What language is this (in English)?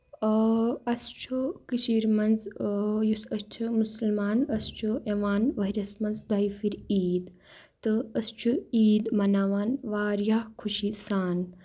Kashmiri